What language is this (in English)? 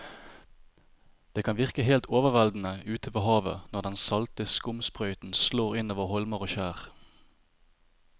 Norwegian